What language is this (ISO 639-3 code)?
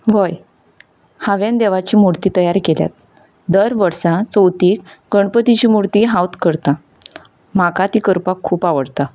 kok